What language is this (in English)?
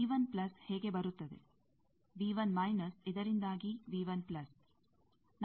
Kannada